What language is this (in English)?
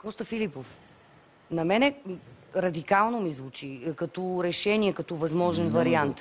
Bulgarian